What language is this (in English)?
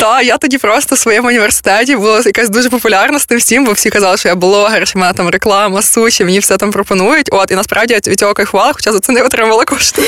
Ukrainian